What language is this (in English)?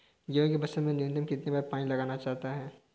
Hindi